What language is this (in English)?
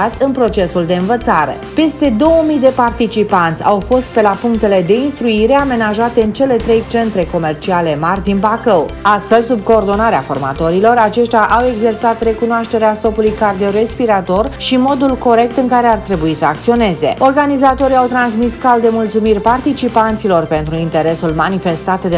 Romanian